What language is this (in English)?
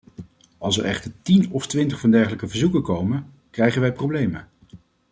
Dutch